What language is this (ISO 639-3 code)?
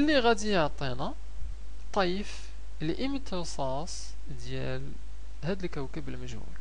ara